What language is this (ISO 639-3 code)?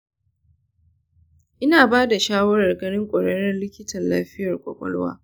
hau